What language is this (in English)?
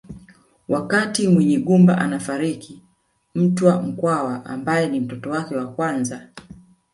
Swahili